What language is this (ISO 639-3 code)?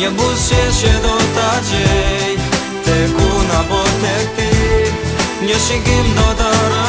ukr